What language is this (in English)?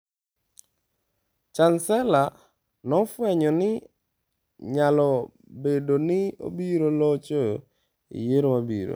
Luo (Kenya and Tanzania)